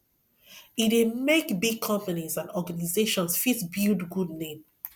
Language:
Nigerian Pidgin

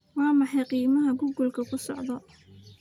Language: Somali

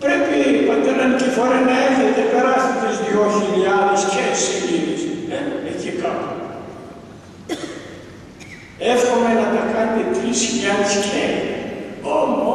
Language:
Greek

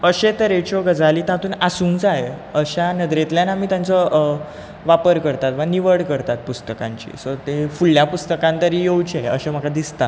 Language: Konkani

